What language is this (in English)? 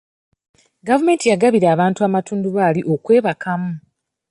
Ganda